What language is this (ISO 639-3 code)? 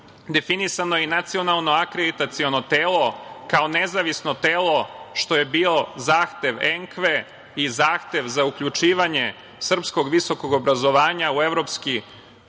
srp